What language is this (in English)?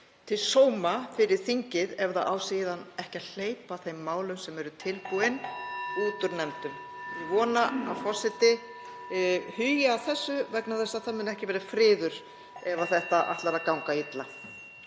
Icelandic